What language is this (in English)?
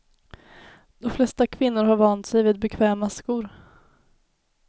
Swedish